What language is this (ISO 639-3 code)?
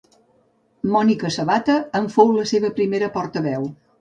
cat